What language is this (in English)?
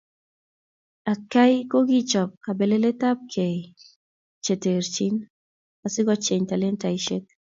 Kalenjin